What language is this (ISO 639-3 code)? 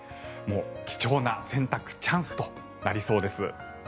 jpn